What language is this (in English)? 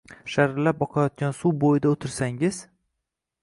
Uzbek